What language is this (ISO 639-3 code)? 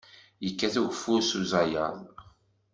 kab